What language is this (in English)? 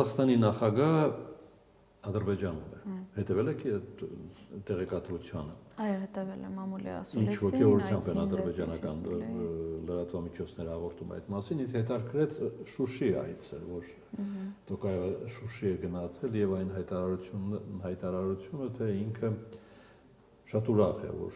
Russian